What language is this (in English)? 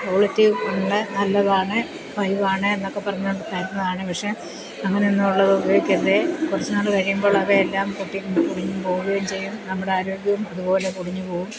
Malayalam